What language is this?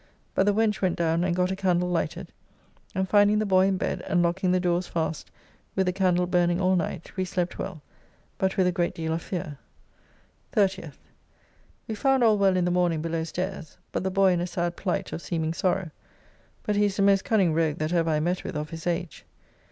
English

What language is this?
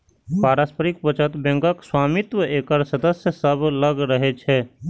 Maithili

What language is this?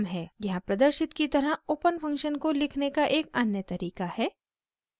Hindi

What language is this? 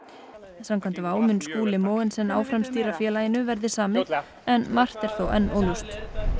Icelandic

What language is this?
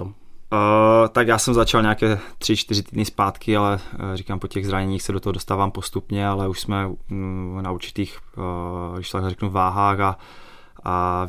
Czech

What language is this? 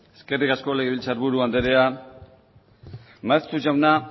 Basque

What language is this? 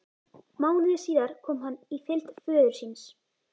Icelandic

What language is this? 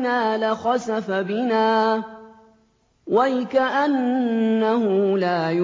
Arabic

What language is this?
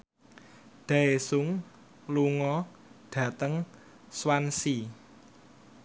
Javanese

